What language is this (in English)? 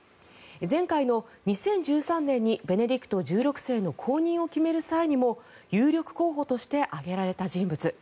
Japanese